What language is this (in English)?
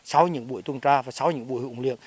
Vietnamese